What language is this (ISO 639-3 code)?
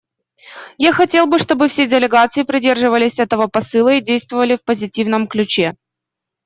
rus